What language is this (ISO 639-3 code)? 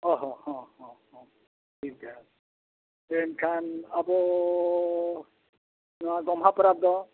sat